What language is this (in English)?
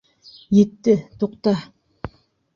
Bashkir